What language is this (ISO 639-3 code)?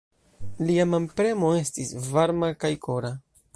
epo